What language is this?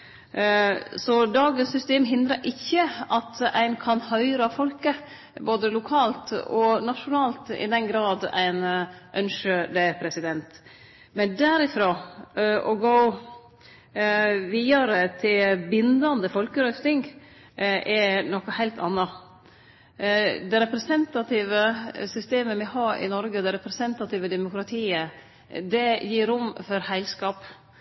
Norwegian Nynorsk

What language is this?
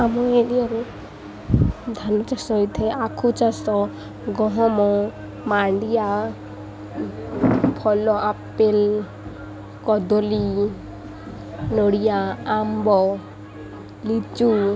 Odia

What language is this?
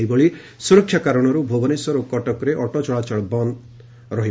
Odia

